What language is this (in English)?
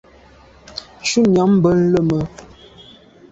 Medumba